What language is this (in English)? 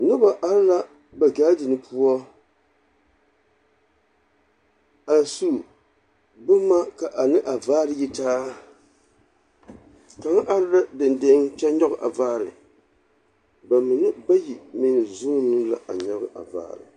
Southern Dagaare